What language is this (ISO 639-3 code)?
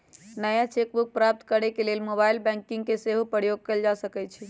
mag